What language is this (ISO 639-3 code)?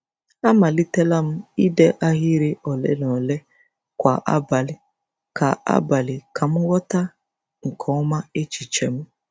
ibo